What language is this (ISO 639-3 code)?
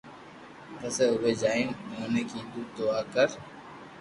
lrk